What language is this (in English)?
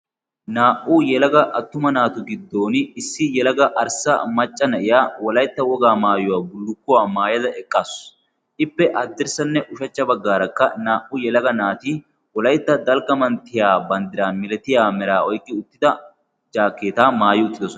Wolaytta